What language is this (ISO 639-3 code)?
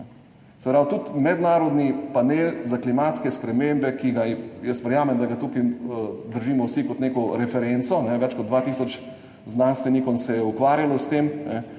slv